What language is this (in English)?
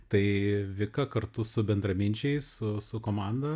Lithuanian